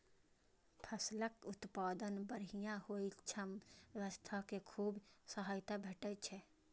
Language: Maithili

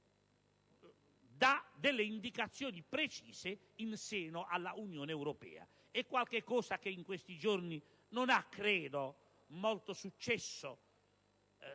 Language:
Italian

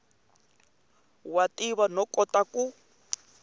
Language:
Tsonga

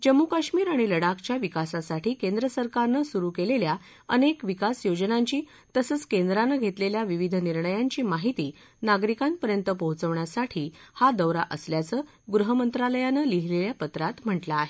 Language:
Marathi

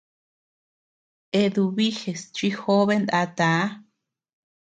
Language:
Tepeuxila Cuicatec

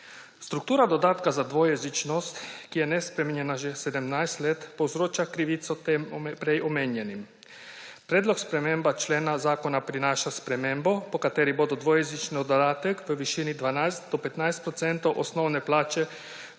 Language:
Slovenian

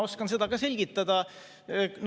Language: Estonian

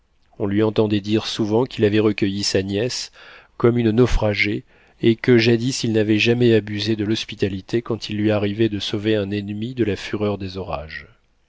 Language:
French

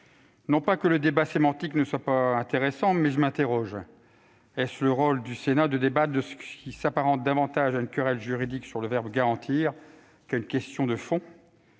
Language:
French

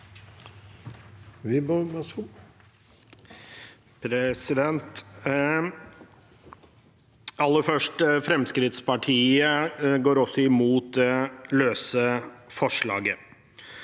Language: Norwegian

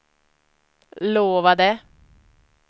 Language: Swedish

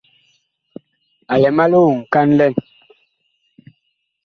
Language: Bakoko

